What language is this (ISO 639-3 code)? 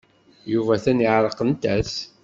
kab